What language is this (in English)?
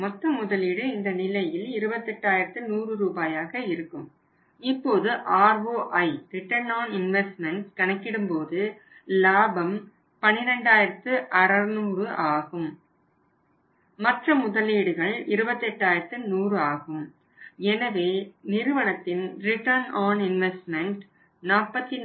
Tamil